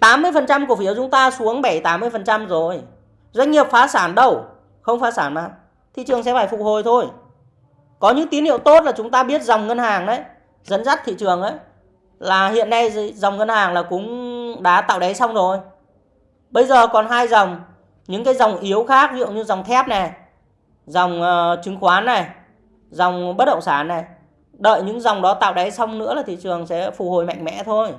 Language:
Vietnamese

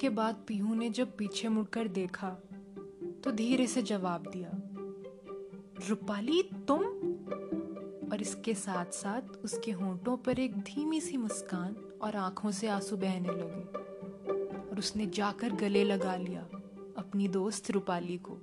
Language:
Hindi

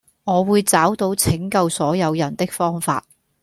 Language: Cantonese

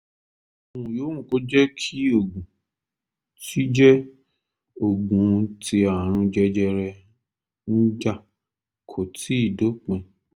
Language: Yoruba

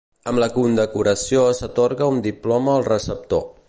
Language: Catalan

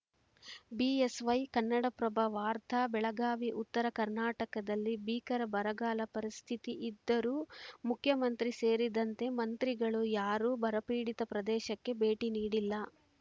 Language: Kannada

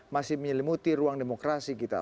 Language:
Indonesian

